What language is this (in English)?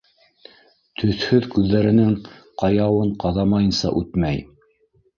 Bashkir